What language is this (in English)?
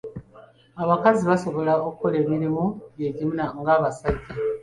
Ganda